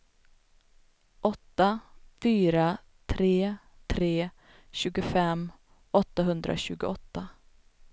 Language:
Swedish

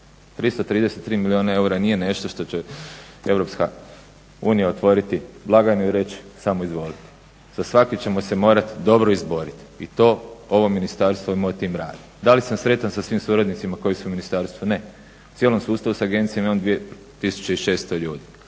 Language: Croatian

